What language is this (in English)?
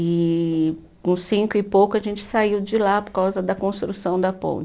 Portuguese